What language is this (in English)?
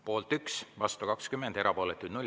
Estonian